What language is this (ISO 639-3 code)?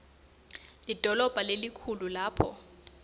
ssw